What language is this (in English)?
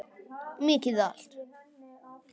Icelandic